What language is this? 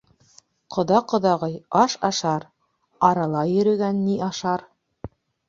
Bashkir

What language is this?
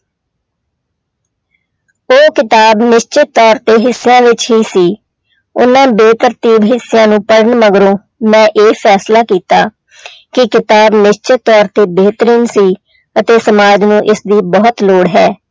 Punjabi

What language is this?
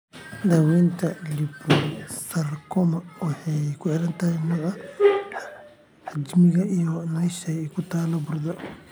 Somali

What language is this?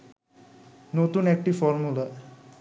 Bangla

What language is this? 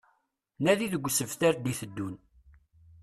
Kabyle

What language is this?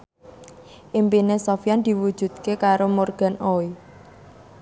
Javanese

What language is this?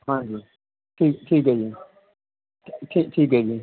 Punjabi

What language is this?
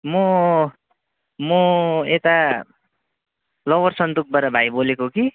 Nepali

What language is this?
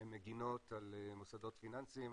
Hebrew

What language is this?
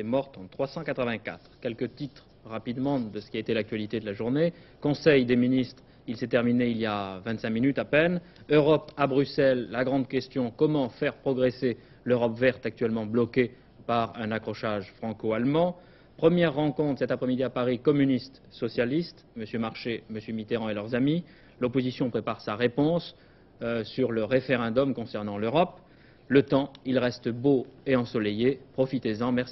French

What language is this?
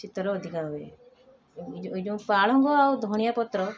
Odia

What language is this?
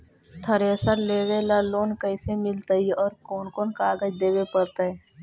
Magahi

